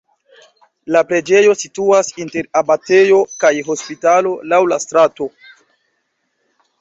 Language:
Esperanto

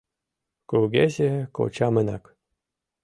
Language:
Mari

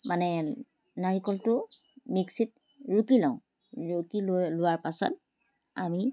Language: Assamese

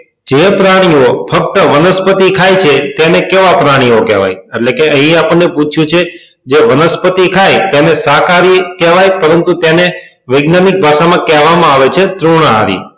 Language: Gujarati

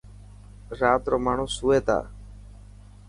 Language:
Dhatki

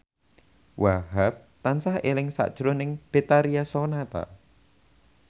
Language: Javanese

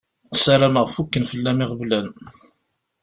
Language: Kabyle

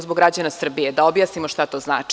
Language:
Serbian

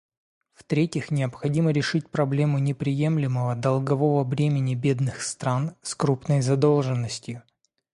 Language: Russian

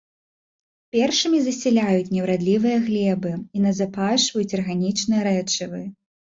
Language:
Belarusian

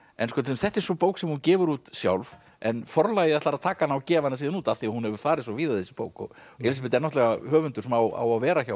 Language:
Icelandic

